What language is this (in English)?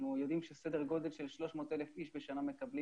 Hebrew